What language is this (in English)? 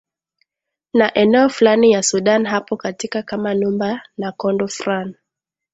Swahili